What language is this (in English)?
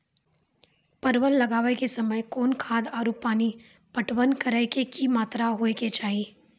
Maithili